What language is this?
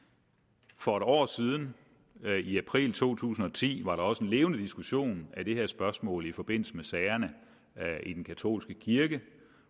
Danish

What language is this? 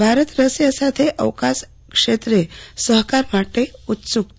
Gujarati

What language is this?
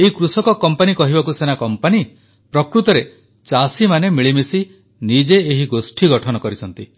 Odia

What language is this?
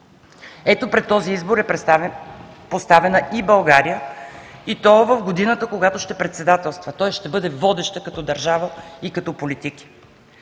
Bulgarian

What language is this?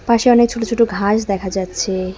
Bangla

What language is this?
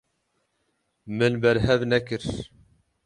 Kurdish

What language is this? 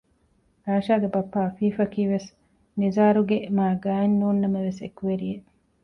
Divehi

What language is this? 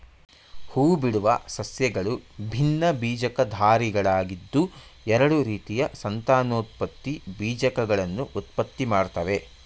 Kannada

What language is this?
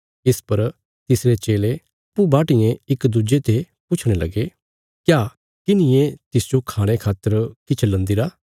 Bilaspuri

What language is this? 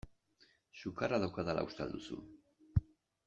Basque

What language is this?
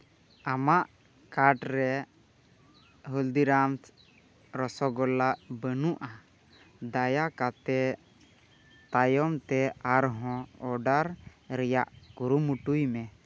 Santali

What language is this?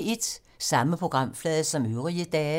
Danish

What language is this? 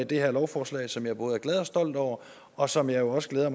Danish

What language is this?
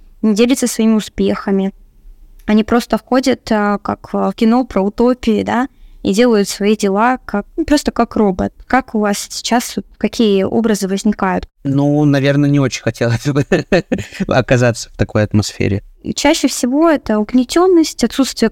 Russian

